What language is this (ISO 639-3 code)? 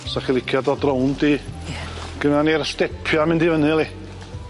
cym